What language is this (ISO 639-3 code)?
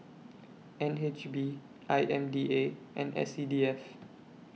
eng